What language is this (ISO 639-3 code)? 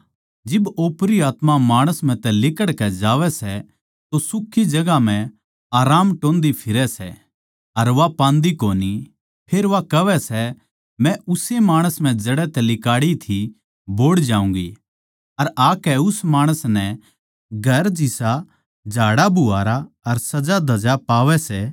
bgc